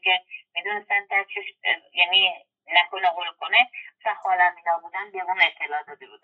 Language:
Persian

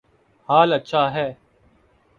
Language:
Urdu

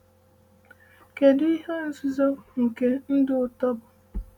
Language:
Igbo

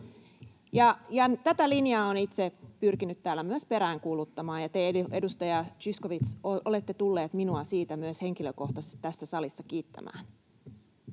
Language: Finnish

